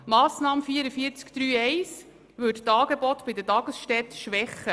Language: Swiss German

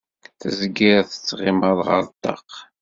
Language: Kabyle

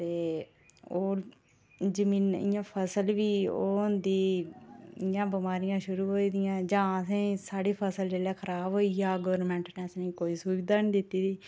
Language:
Dogri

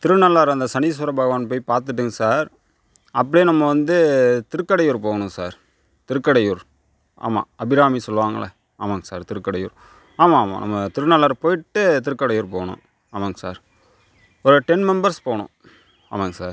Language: Tamil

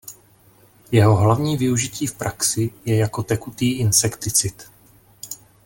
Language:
Czech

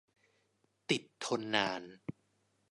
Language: Thai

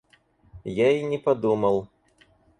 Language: Russian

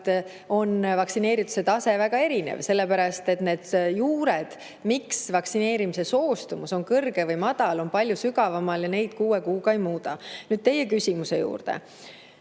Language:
Estonian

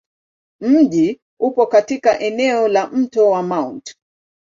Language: Swahili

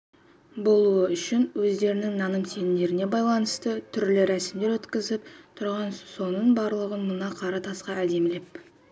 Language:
Kazakh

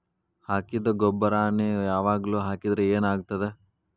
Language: Kannada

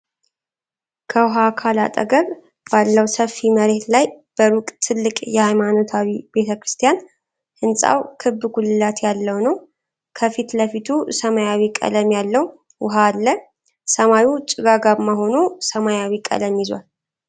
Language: Amharic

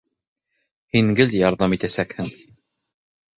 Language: Bashkir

